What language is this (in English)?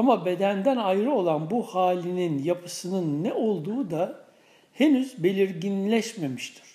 Turkish